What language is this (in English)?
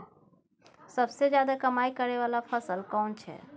Maithili